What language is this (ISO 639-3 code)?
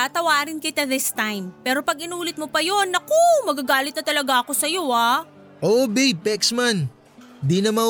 fil